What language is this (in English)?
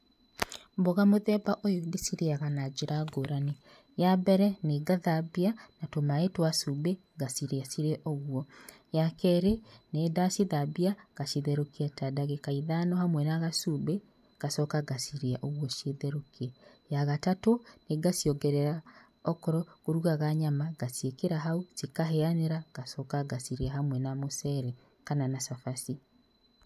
Kikuyu